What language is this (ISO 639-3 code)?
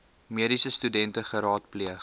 afr